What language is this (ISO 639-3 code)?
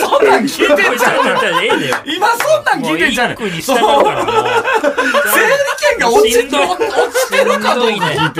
jpn